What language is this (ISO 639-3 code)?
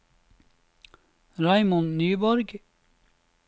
nor